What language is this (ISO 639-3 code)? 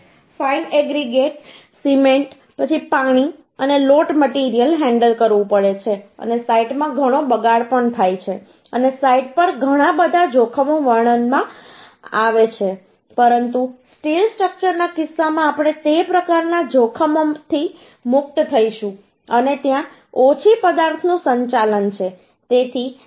guj